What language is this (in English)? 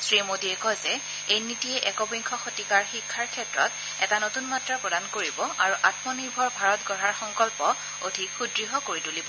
Assamese